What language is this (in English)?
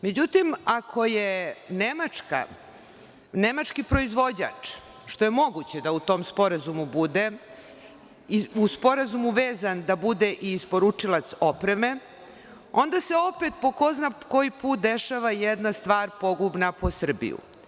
Serbian